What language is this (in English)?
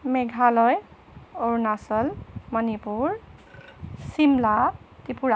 Assamese